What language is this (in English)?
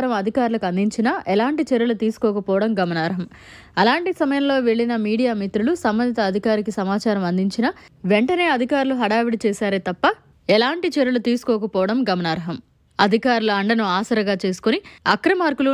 Telugu